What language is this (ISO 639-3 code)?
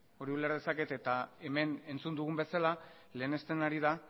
eus